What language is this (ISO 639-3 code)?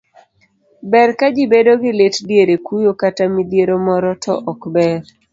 luo